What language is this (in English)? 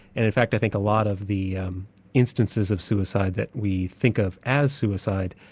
English